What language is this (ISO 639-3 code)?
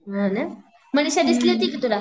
mar